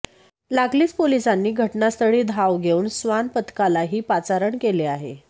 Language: Marathi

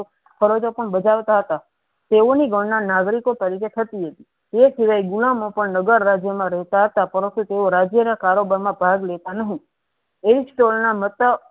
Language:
Gujarati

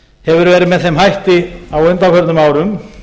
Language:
Icelandic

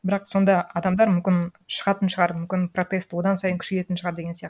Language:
Kazakh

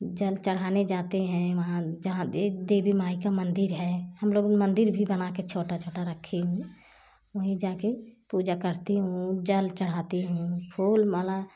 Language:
Hindi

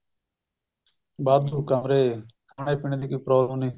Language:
Punjabi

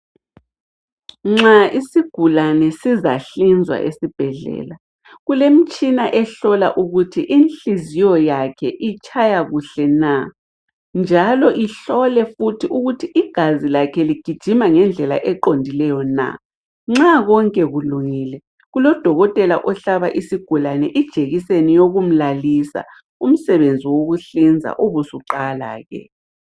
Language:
North Ndebele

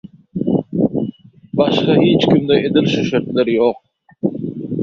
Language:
Turkmen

